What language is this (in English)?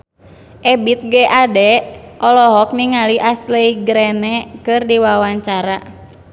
Sundanese